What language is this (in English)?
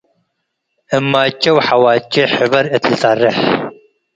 Tigre